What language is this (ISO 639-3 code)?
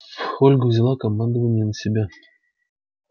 rus